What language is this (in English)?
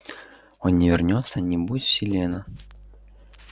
Russian